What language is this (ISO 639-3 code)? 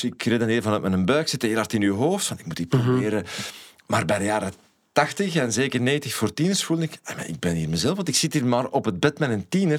nld